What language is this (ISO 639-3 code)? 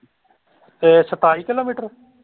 pan